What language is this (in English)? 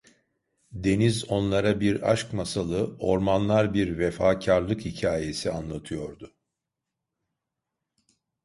Turkish